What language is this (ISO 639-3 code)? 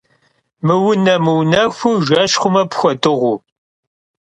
kbd